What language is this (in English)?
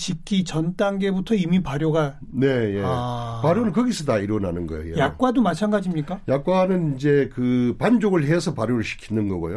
Korean